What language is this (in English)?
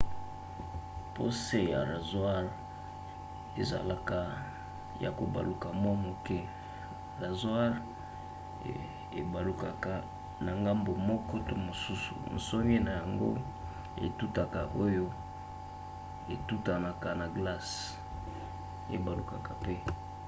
Lingala